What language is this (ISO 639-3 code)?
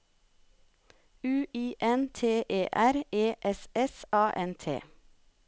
nor